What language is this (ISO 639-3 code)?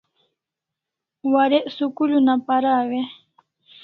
kls